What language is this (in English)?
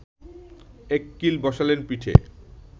Bangla